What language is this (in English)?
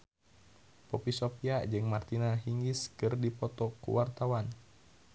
Sundanese